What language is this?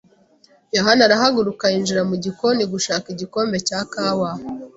Kinyarwanda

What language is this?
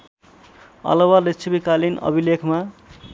Nepali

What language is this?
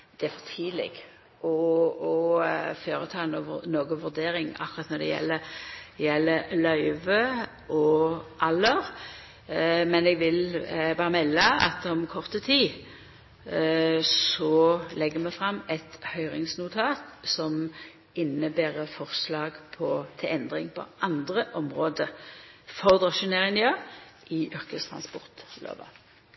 Norwegian Nynorsk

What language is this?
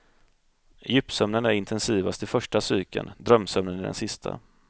Swedish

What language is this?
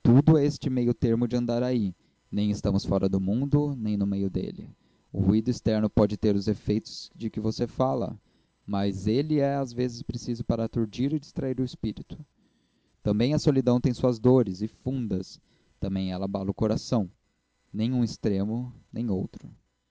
Portuguese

